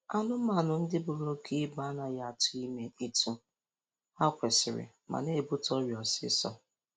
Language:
Igbo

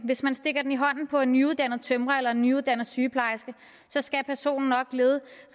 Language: Danish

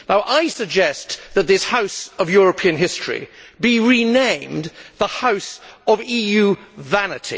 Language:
English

